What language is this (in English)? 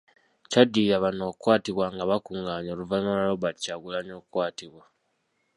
Ganda